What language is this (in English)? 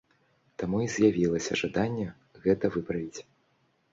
Belarusian